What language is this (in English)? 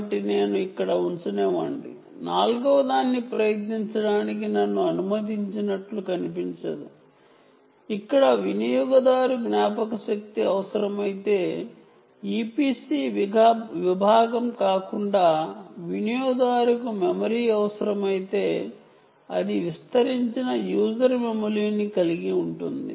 Telugu